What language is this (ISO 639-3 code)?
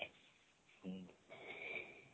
ori